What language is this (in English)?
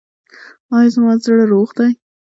Pashto